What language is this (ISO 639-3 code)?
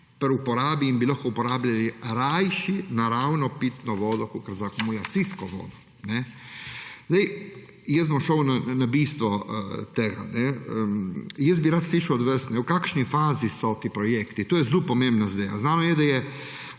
slv